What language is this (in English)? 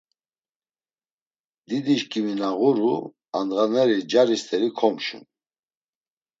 Laz